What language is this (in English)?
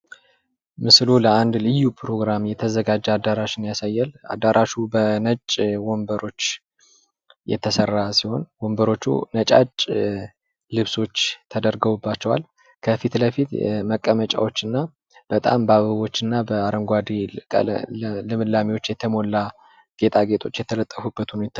Amharic